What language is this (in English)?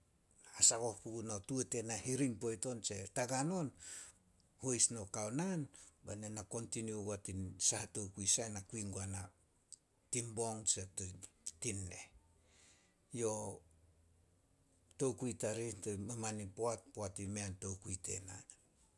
Solos